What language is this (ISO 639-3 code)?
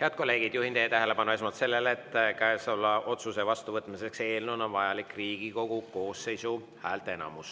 est